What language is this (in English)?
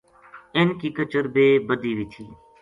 Gujari